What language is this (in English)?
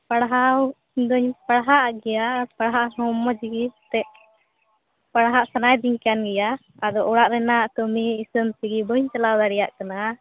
Santali